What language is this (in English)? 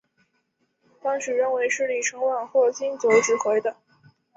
Chinese